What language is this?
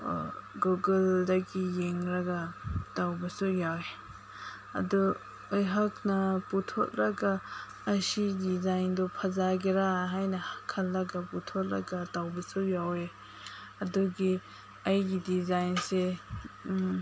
Manipuri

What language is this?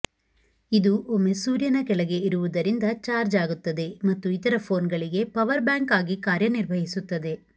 Kannada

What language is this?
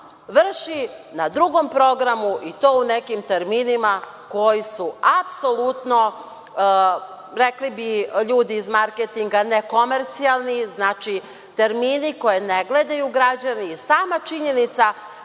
Serbian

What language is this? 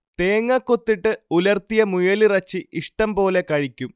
Malayalam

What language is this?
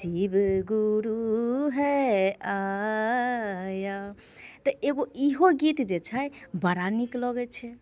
Maithili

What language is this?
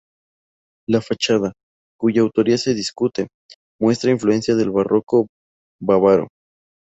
Spanish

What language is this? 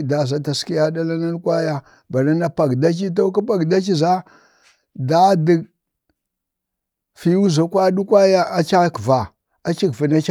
Bade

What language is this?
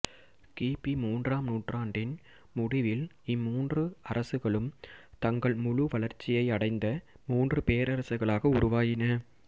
Tamil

